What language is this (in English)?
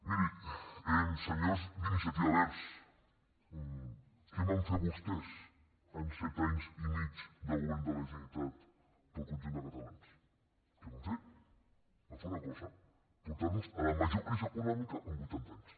Catalan